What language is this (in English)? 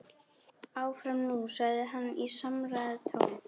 Icelandic